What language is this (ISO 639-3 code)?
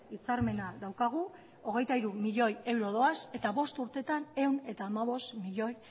eus